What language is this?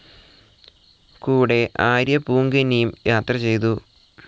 Malayalam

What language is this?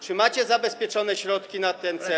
Polish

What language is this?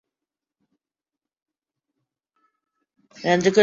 Urdu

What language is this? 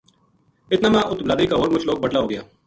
Gujari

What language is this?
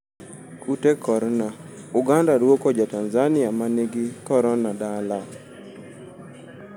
Luo (Kenya and Tanzania)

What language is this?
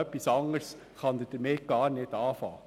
Swiss German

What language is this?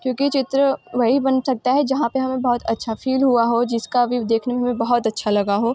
Hindi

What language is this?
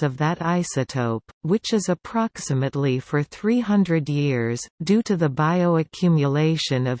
English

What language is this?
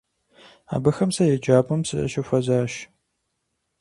Kabardian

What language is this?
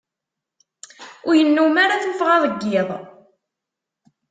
Kabyle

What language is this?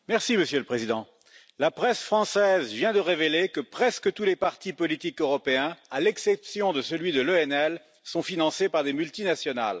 French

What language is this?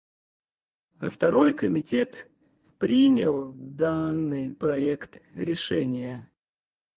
Russian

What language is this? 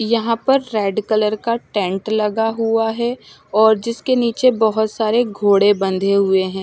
Hindi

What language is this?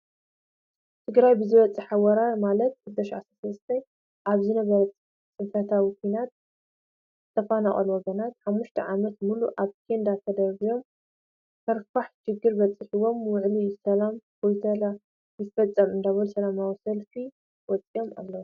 Tigrinya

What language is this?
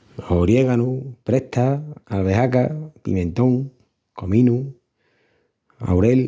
Extremaduran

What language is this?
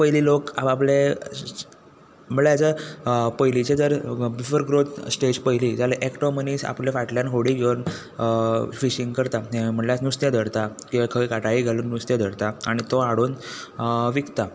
Konkani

